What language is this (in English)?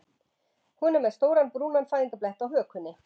Icelandic